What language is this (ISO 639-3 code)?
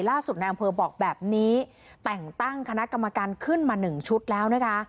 tha